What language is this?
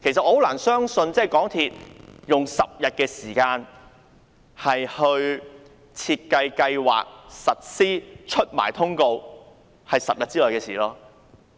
Cantonese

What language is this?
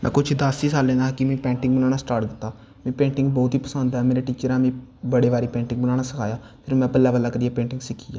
Dogri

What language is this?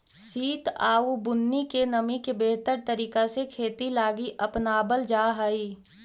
Magahi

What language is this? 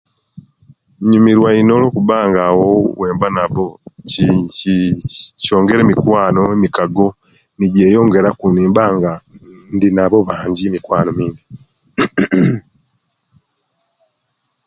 Kenyi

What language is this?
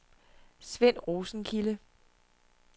Danish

